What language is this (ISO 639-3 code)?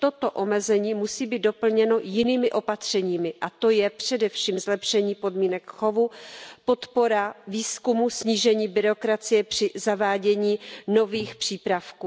ces